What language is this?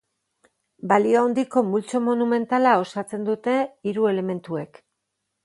Basque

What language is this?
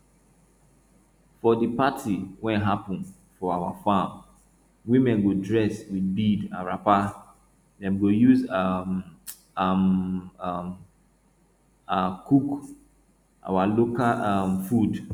Nigerian Pidgin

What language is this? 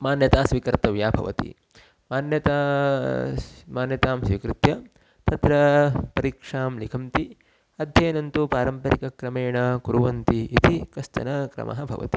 Sanskrit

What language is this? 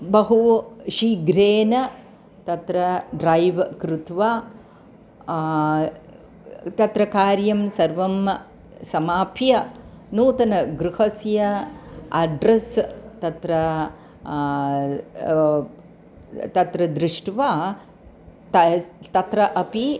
Sanskrit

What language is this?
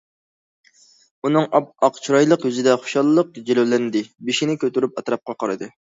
Uyghur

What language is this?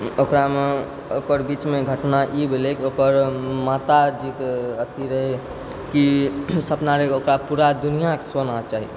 Maithili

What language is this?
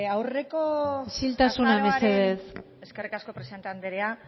Basque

